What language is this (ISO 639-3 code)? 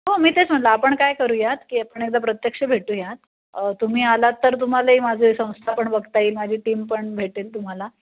mar